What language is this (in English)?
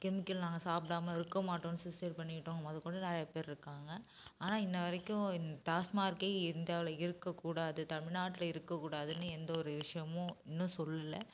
Tamil